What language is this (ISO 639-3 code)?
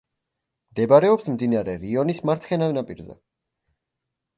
kat